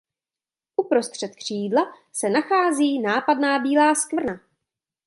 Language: Czech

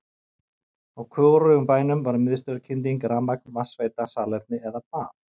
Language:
Icelandic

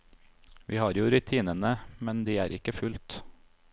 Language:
Norwegian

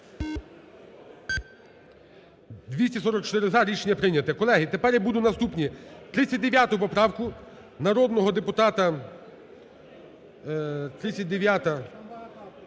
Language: Ukrainian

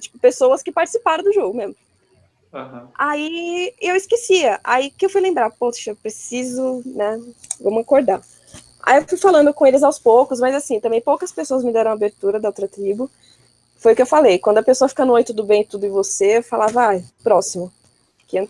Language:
Portuguese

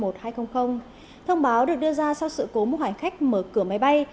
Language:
Vietnamese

